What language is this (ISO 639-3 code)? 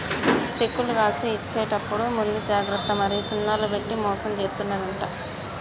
tel